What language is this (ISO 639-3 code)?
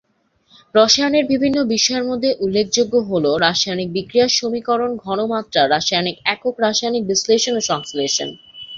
ben